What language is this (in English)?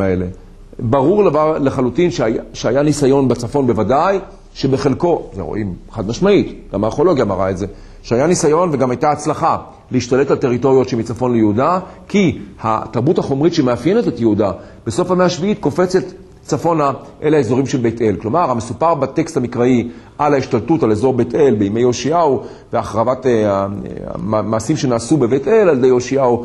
Hebrew